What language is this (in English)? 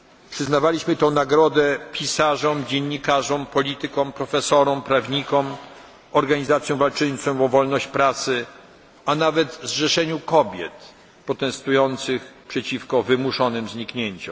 Polish